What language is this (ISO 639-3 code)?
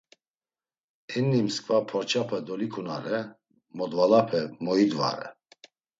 lzz